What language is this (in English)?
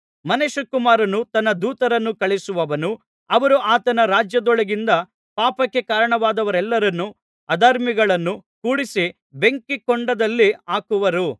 Kannada